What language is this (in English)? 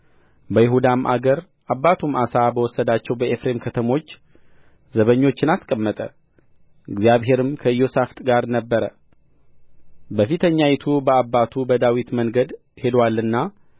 Amharic